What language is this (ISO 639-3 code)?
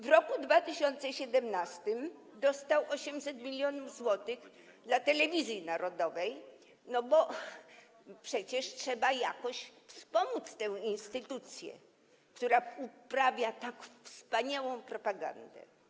pol